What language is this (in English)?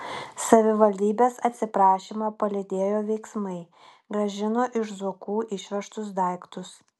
Lithuanian